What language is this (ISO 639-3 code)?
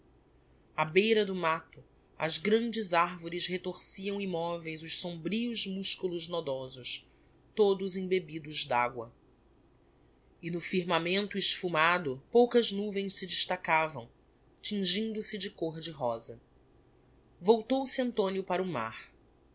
por